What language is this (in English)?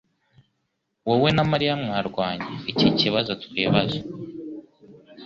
Kinyarwanda